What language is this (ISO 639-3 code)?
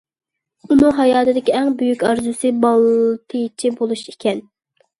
uig